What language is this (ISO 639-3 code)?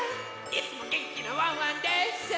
jpn